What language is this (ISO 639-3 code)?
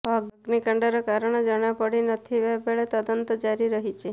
ori